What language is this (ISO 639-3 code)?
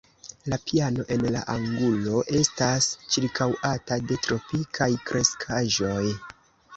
epo